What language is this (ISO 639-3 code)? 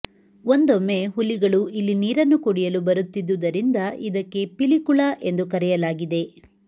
kan